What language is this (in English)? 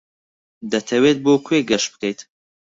Central Kurdish